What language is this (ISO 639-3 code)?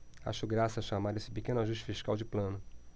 por